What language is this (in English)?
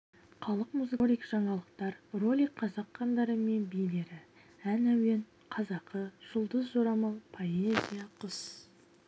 Kazakh